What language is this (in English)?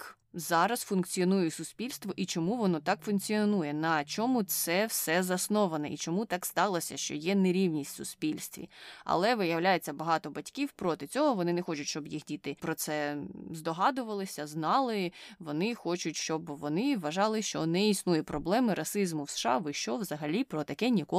Ukrainian